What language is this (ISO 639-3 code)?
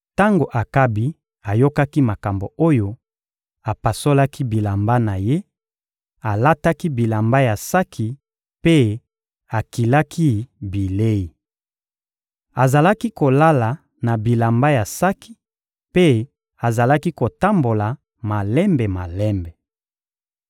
lin